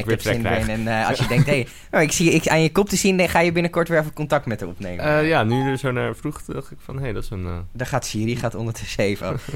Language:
Dutch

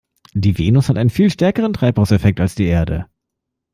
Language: German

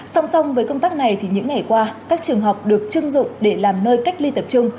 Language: Vietnamese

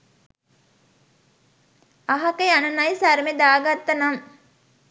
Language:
Sinhala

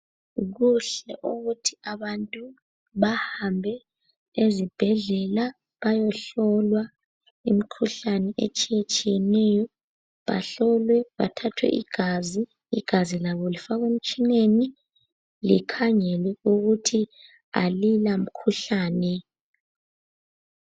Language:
North Ndebele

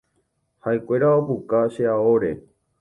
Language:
Guarani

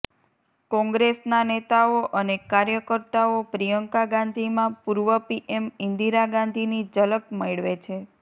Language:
Gujarati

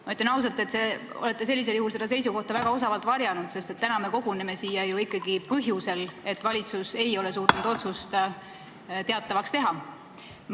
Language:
Estonian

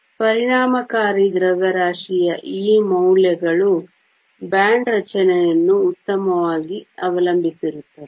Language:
Kannada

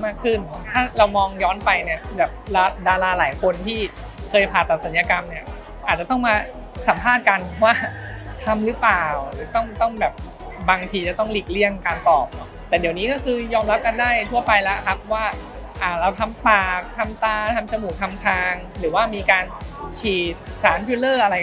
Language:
Thai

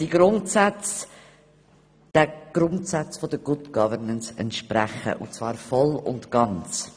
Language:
Swiss German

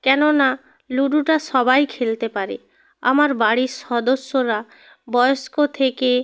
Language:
Bangla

